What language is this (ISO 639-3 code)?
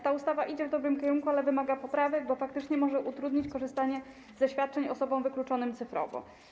pol